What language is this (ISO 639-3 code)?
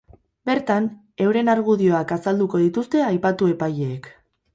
eus